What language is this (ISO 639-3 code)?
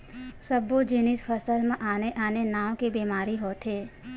hne